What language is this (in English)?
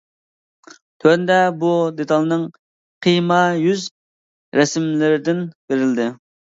Uyghur